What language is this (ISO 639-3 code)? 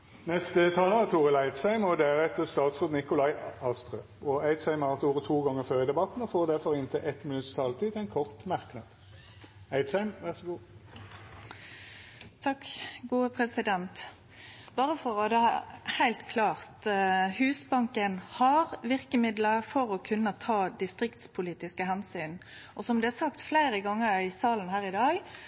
nno